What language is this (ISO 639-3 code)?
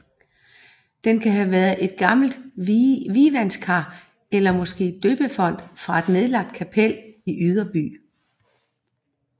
dan